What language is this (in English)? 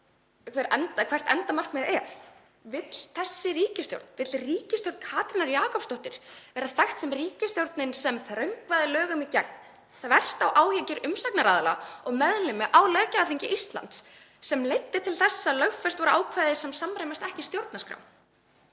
Icelandic